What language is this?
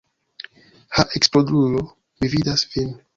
Esperanto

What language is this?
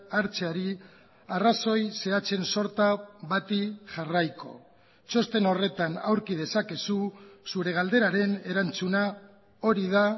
Basque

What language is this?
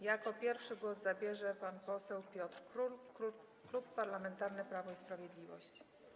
Polish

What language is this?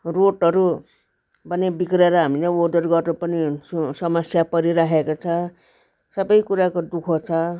Nepali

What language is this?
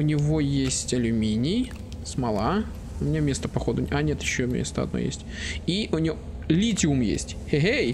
Russian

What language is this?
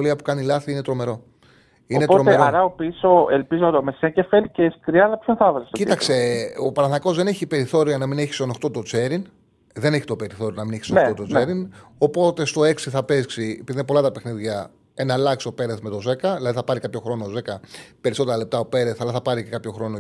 Greek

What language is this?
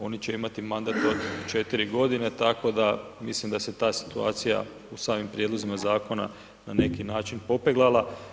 Croatian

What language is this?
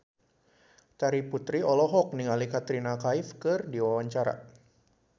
Sundanese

